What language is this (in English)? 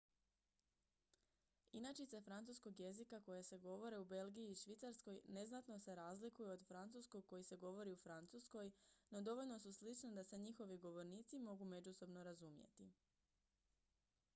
Croatian